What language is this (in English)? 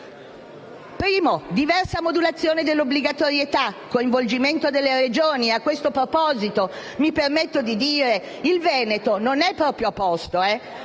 Italian